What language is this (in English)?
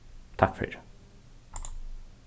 Faroese